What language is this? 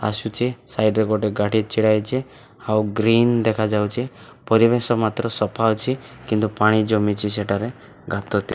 Odia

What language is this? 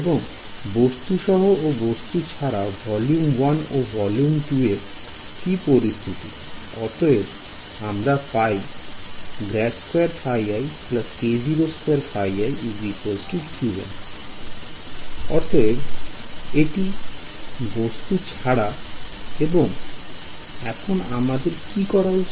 Bangla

